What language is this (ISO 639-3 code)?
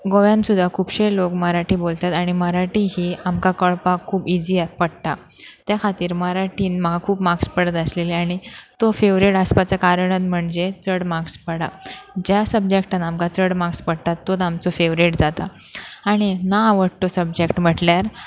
kok